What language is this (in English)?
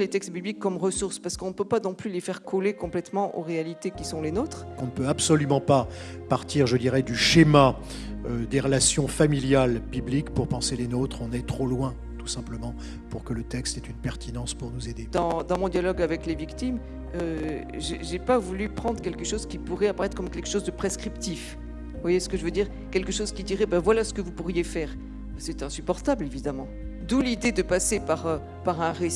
French